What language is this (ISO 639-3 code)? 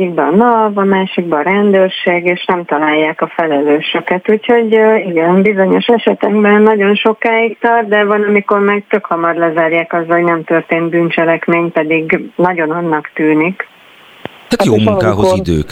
hun